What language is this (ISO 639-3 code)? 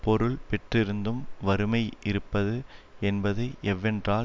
tam